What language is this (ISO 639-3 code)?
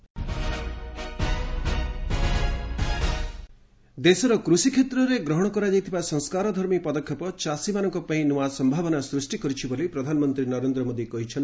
ori